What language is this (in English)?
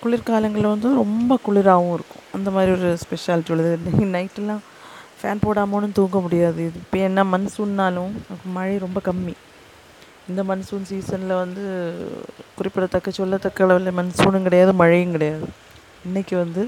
Tamil